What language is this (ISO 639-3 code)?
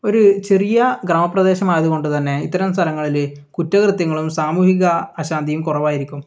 mal